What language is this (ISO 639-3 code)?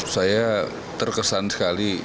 ind